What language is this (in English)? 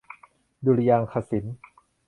Thai